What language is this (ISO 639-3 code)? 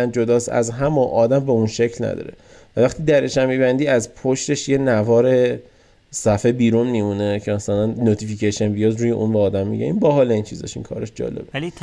fas